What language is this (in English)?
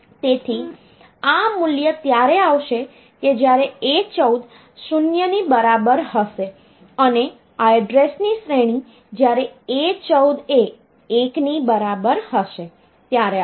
Gujarati